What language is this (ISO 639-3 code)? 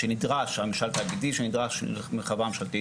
heb